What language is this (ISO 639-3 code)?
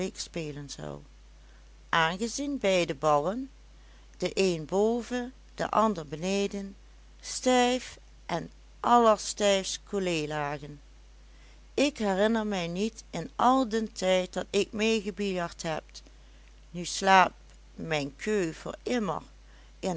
nld